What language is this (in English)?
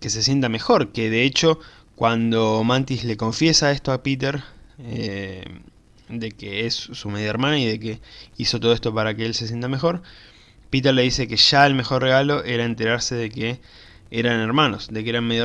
Spanish